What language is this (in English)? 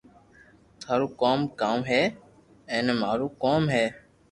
Loarki